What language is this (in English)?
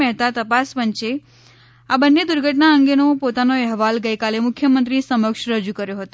Gujarati